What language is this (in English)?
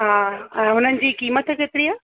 Sindhi